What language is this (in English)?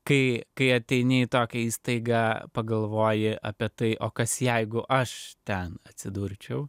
Lithuanian